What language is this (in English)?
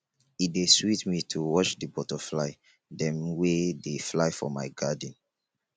Nigerian Pidgin